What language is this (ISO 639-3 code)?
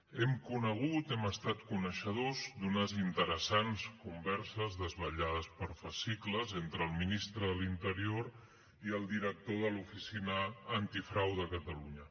cat